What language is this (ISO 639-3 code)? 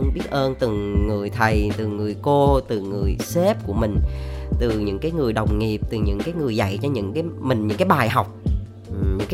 vie